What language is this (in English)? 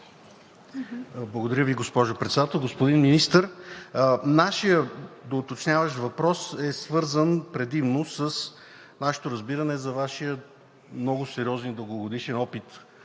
Bulgarian